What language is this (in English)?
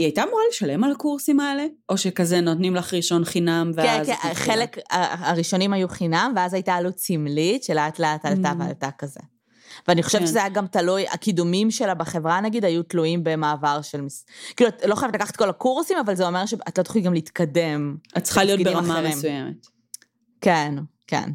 Hebrew